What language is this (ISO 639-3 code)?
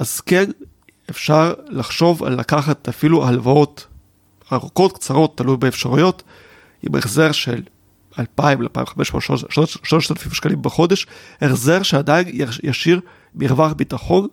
heb